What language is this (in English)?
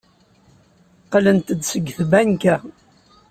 Kabyle